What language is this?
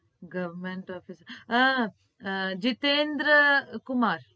Gujarati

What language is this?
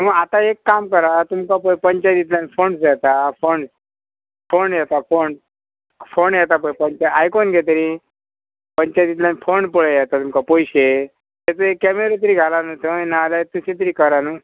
Konkani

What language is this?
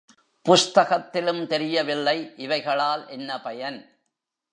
Tamil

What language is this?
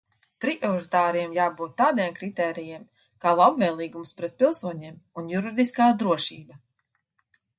Latvian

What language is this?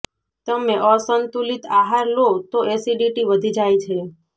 Gujarati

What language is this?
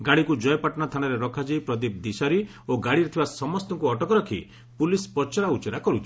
Odia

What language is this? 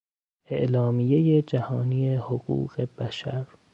Persian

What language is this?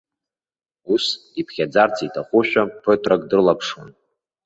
Abkhazian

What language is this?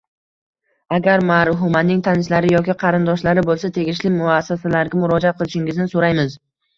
Uzbek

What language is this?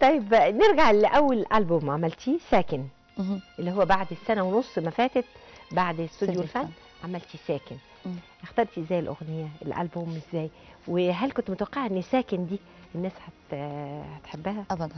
Arabic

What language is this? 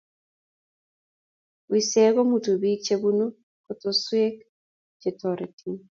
Kalenjin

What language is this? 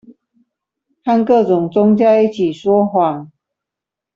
Chinese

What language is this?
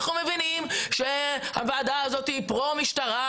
Hebrew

